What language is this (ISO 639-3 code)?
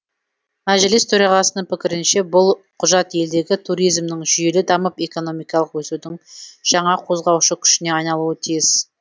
kaz